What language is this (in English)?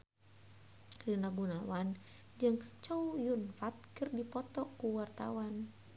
Sundanese